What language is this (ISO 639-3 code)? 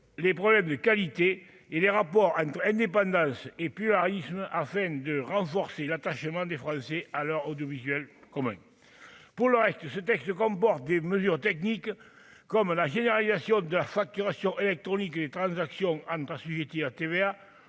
fra